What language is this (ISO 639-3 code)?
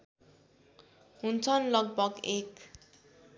nep